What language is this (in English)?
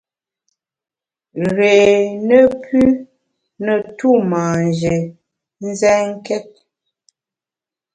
Bamun